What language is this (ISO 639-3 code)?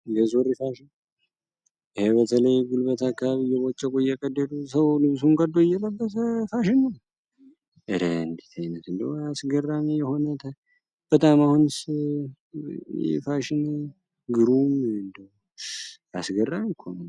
amh